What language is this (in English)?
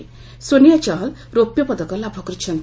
Odia